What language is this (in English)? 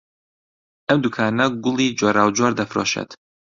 Central Kurdish